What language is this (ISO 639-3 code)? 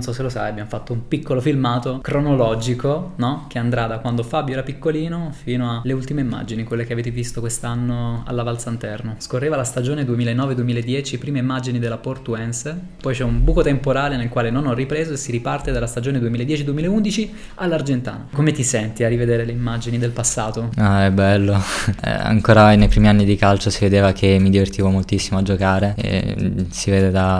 ita